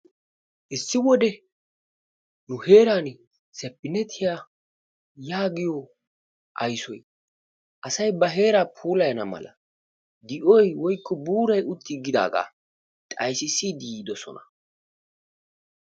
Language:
Wolaytta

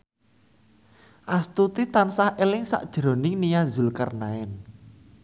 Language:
Javanese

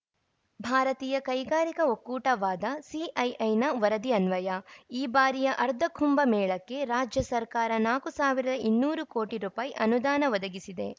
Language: Kannada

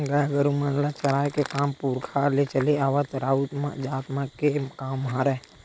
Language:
Chhattisgarhi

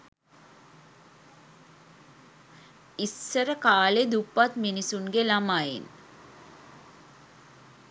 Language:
Sinhala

